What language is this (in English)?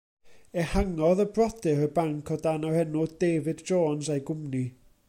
Welsh